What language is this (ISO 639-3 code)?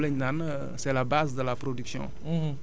wol